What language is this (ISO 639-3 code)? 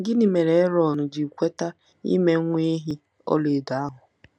ibo